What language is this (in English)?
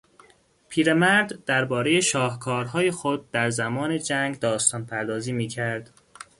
Persian